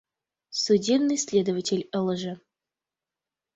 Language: Mari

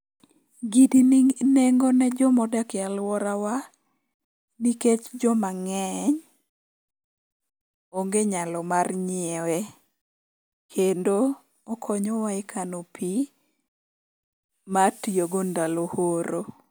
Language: Luo (Kenya and Tanzania)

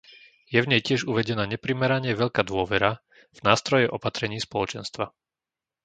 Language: Slovak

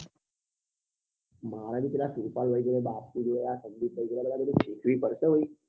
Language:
Gujarati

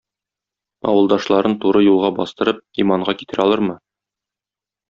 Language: Tatar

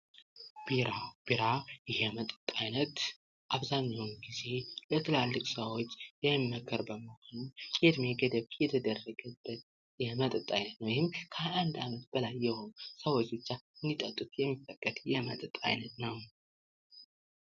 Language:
Amharic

